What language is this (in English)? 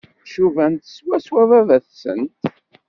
Kabyle